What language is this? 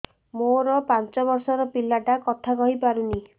Odia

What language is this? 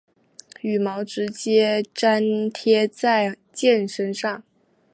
Chinese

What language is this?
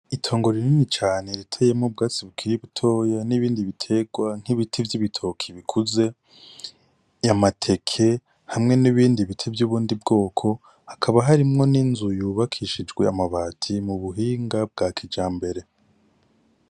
Rundi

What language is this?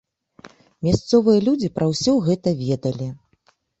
Belarusian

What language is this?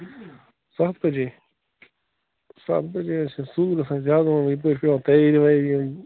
Kashmiri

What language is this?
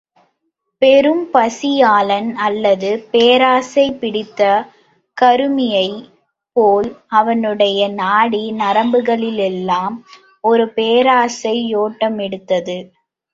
Tamil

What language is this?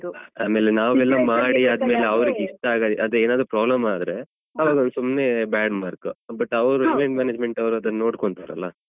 Kannada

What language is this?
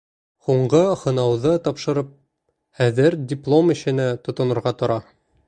Bashkir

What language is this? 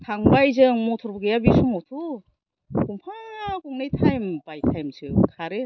Bodo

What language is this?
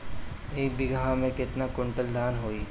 Bhojpuri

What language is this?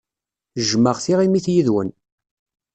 Kabyle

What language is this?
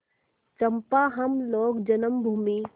Hindi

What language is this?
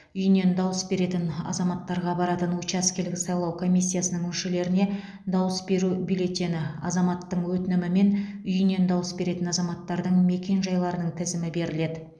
Kazakh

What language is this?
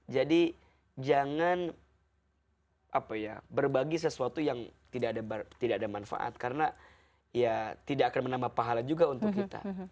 Indonesian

